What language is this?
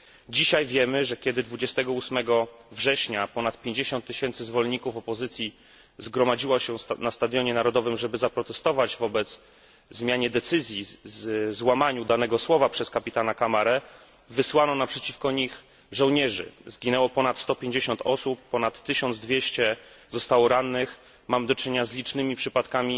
Polish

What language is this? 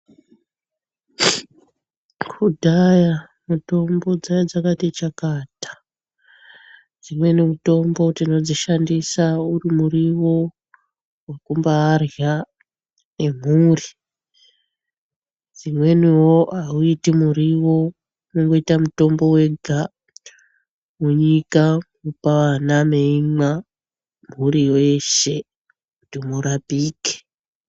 Ndau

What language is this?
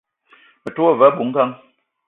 Eton (Cameroon)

